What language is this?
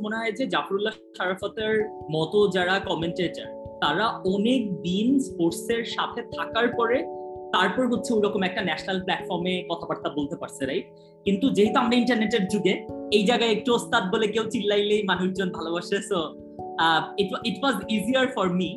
Bangla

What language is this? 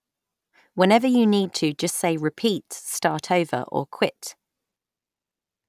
English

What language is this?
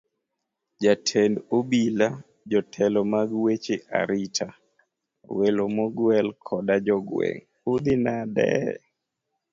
Luo (Kenya and Tanzania)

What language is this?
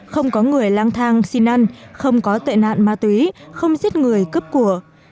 Vietnamese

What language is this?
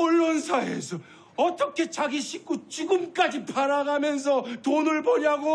Korean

